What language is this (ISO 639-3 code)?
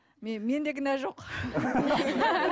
kaz